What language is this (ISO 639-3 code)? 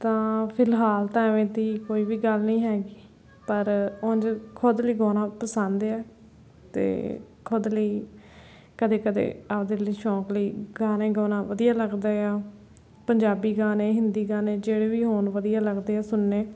pan